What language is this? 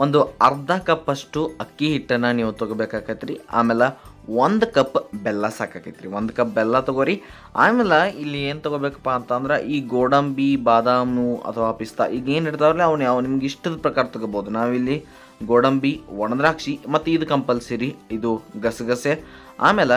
Hindi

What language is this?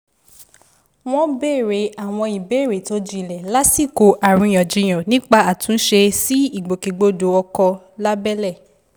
Yoruba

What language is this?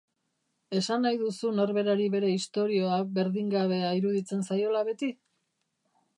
Basque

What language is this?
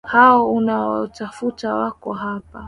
Swahili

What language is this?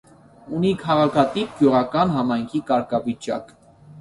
Armenian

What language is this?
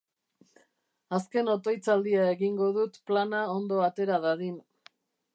Basque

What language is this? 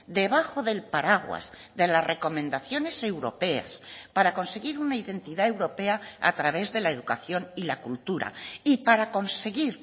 Spanish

